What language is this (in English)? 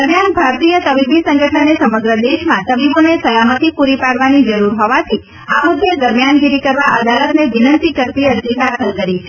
Gujarati